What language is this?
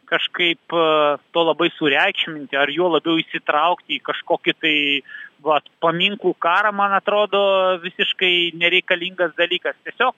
Lithuanian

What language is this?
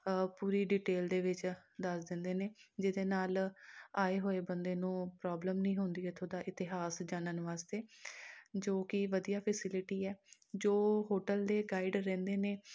Punjabi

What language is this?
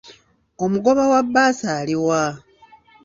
Ganda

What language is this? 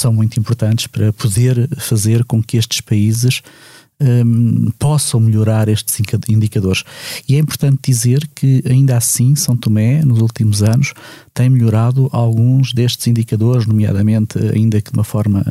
Portuguese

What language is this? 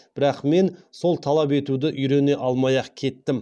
Kazakh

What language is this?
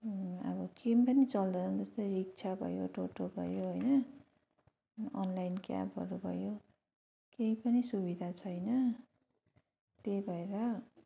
Nepali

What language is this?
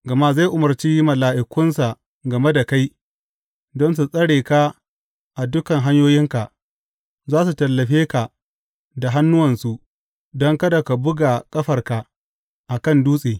Hausa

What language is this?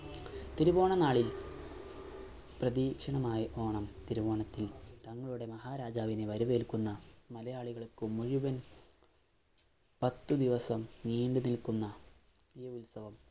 Malayalam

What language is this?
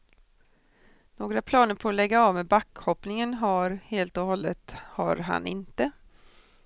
Swedish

